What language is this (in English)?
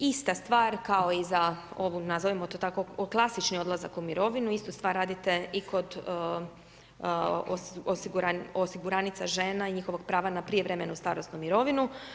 Croatian